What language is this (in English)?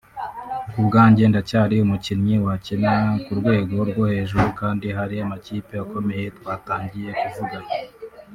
Kinyarwanda